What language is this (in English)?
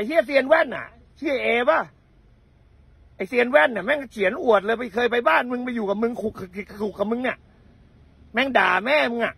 Thai